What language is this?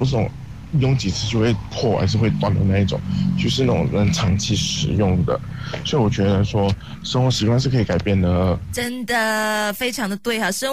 Chinese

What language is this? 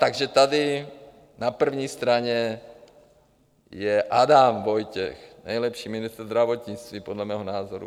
Czech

